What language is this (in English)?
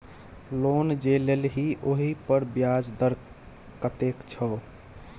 Maithili